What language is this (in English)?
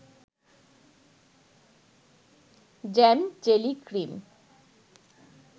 Bangla